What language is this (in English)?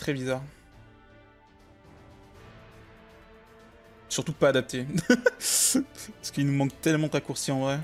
French